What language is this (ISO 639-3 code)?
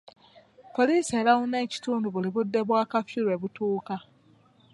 lug